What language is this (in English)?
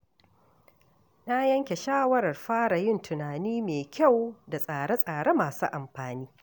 Hausa